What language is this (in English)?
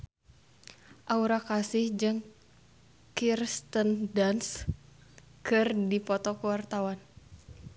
Sundanese